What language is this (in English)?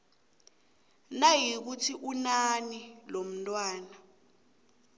South Ndebele